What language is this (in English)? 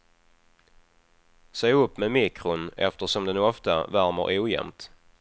Swedish